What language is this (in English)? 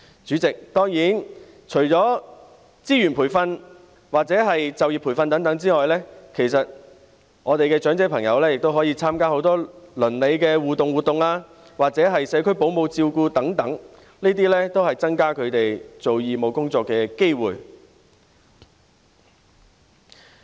Cantonese